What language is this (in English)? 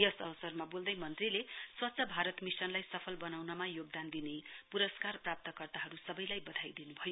Nepali